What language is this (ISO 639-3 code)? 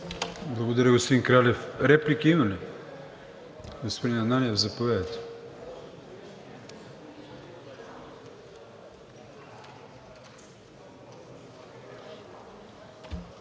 bul